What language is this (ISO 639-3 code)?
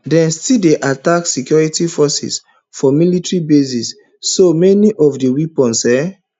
pcm